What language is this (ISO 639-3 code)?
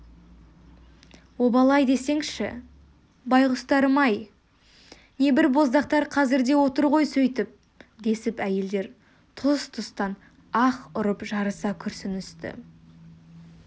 kaz